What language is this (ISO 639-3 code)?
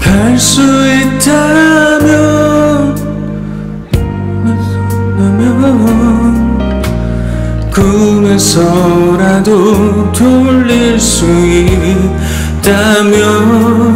kor